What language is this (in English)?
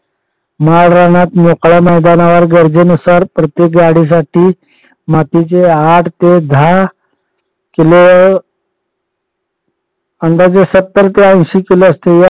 Marathi